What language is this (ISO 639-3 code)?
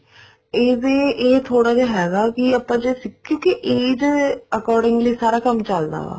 pan